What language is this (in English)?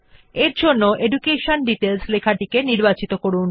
Bangla